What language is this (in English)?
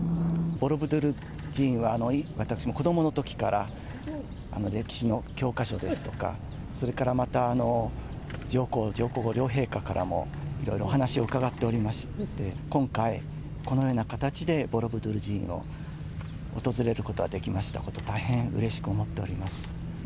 Japanese